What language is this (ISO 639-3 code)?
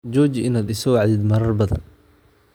som